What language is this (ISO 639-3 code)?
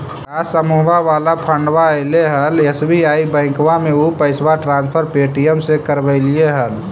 mag